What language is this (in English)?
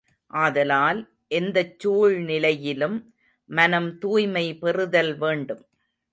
Tamil